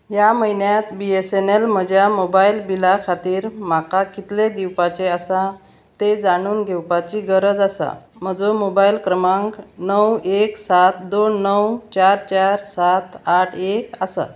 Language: Konkani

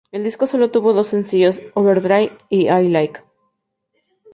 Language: Spanish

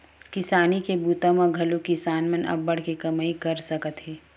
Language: Chhattisgarhi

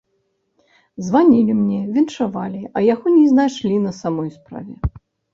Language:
Belarusian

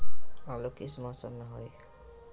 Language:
Magahi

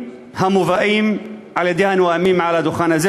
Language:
Hebrew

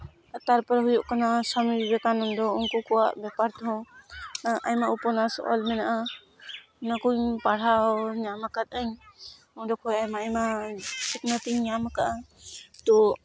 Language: Santali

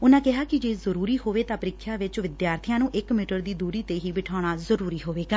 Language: Punjabi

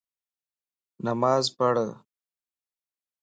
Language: Lasi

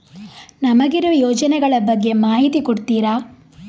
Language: Kannada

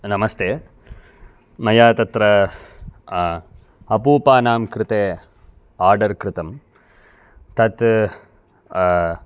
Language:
Sanskrit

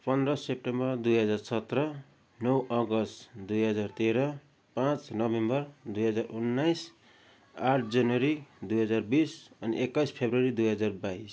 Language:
Nepali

